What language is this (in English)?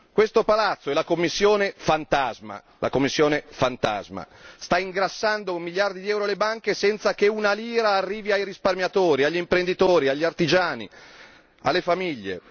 Italian